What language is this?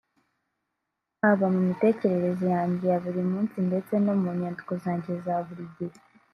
Kinyarwanda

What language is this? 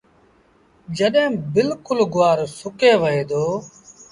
Sindhi Bhil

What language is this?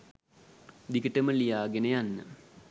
Sinhala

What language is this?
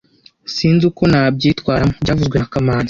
Kinyarwanda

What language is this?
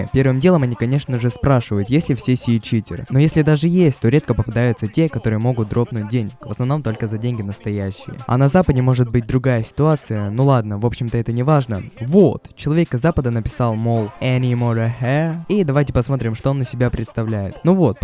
Russian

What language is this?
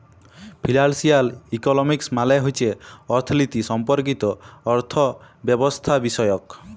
Bangla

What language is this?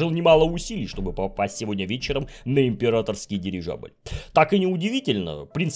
Russian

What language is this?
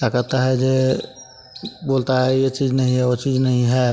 Hindi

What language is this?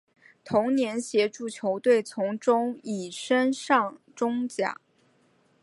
Chinese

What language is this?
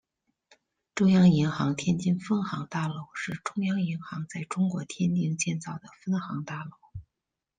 Chinese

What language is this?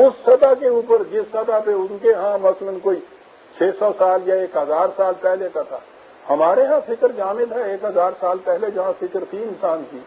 Hindi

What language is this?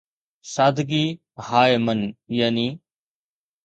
Sindhi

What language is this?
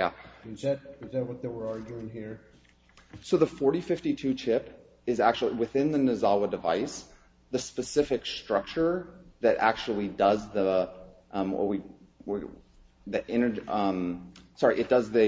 English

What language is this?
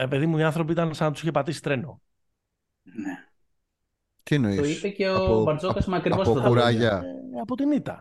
Greek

